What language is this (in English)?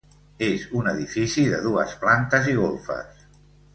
Catalan